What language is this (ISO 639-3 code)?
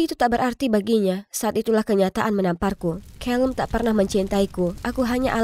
ind